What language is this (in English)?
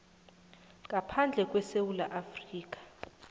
South Ndebele